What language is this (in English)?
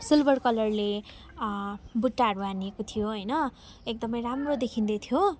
Nepali